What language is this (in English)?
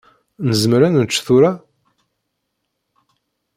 Kabyle